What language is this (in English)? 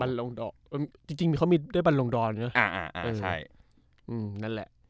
Thai